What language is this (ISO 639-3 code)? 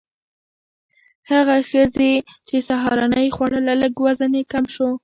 pus